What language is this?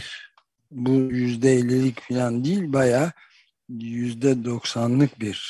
Turkish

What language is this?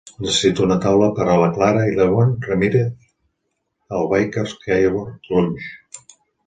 Catalan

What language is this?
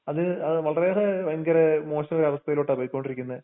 Malayalam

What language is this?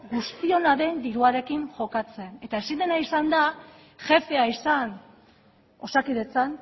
Basque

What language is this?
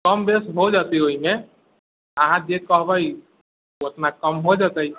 Maithili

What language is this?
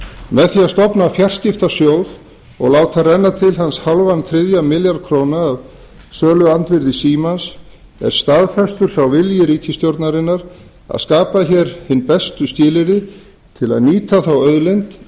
Icelandic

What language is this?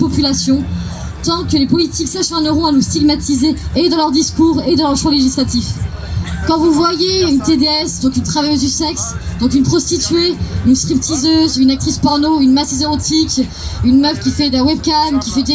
French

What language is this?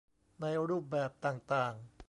Thai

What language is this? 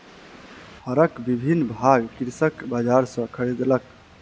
Maithili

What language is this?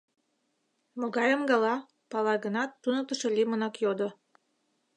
Mari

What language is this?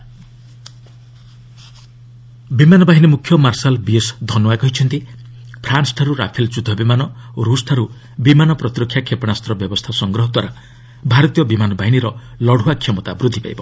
Odia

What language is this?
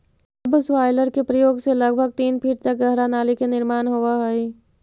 Magahi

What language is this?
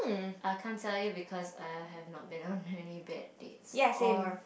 English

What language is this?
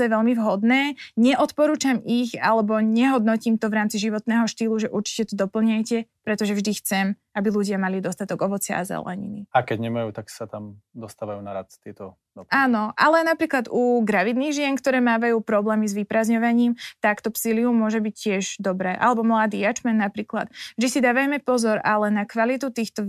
Slovak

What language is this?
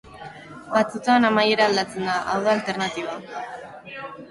Basque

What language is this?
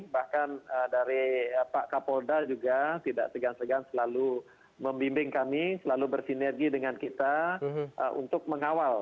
Indonesian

